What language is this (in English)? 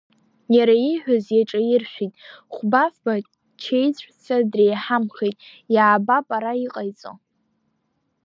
Abkhazian